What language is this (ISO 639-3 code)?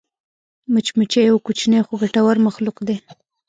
pus